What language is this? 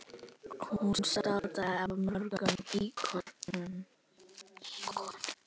Icelandic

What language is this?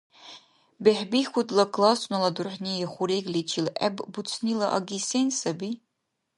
Dargwa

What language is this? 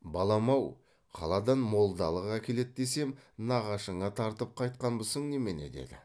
Kazakh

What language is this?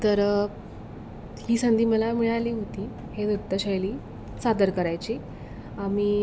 Marathi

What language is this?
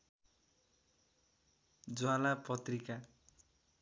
Nepali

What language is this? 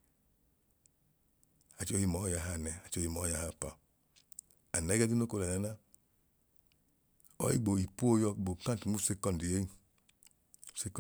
Idoma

